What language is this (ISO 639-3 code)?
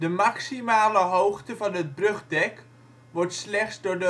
nld